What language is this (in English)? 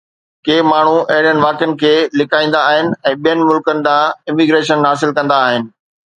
Sindhi